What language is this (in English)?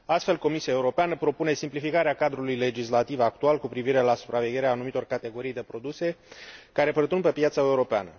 Romanian